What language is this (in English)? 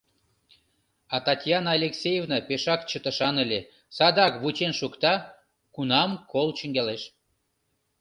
Mari